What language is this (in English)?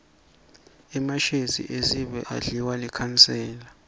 Swati